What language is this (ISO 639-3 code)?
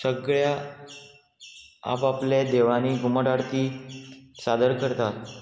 kok